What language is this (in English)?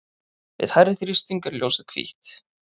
Icelandic